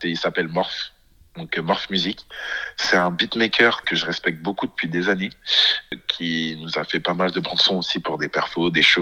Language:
French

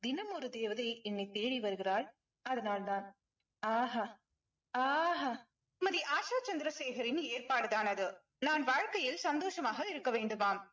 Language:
Tamil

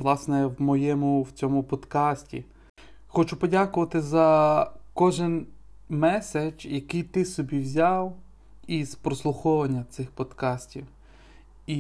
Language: Ukrainian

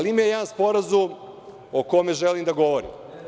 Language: Serbian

